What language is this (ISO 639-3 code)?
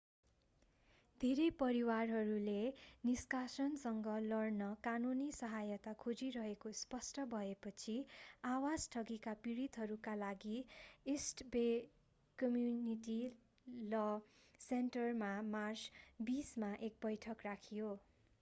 nep